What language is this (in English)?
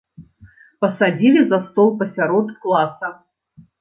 Belarusian